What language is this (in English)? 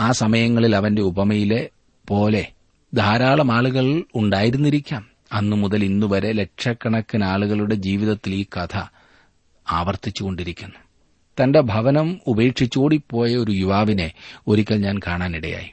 Malayalam